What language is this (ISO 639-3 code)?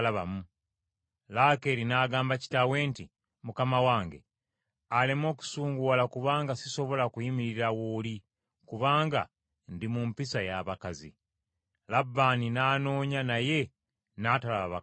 lug